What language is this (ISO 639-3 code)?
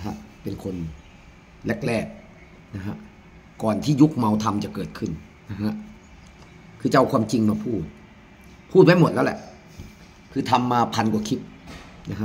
tha